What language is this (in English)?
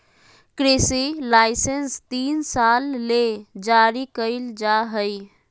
Magahi